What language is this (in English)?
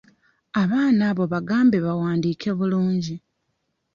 Ganda